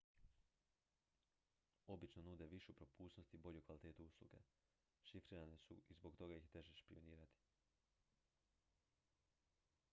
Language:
Croatian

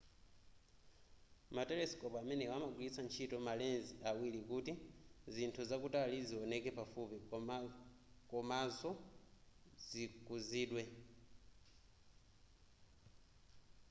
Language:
Nyanja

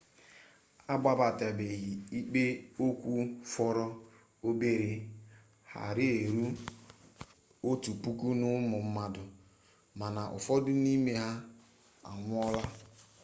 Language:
Igbo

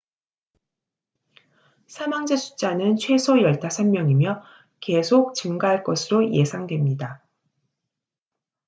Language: Korean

